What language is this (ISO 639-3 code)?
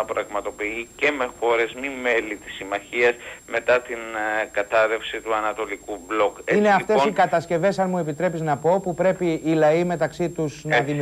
ell